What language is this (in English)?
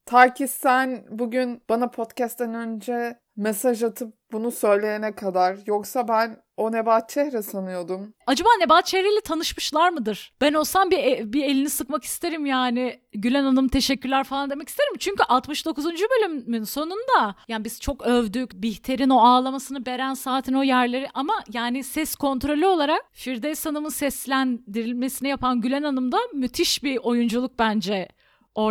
Turkish